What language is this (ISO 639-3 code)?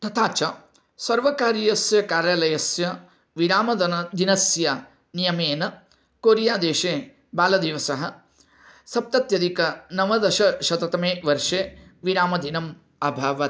san